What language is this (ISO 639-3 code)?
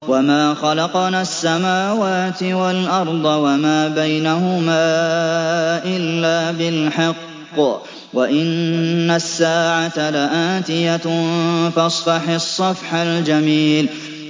ara